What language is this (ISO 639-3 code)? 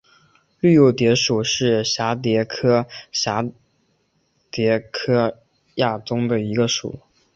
zho